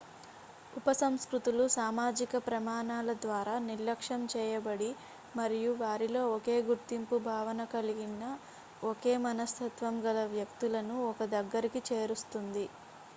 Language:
Telugu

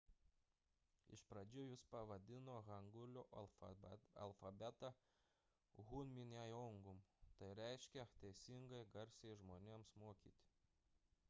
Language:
Lithuanian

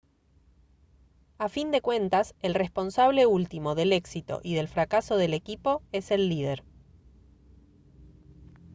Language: Spanish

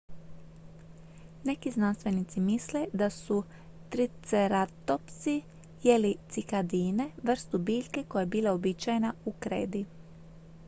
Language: Croatian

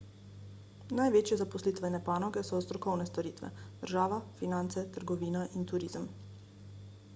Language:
Slovenian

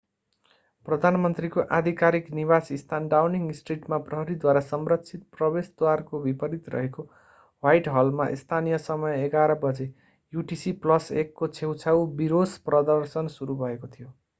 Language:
Nepali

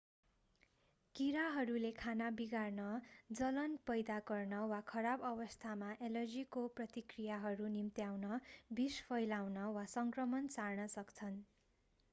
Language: Nepali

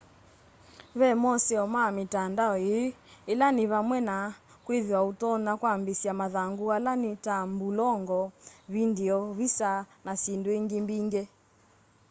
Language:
Kamba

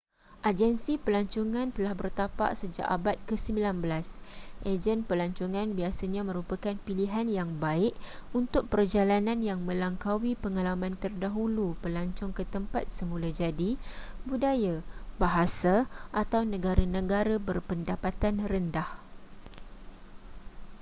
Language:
Malay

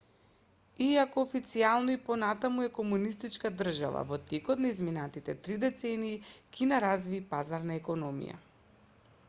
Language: Macedonian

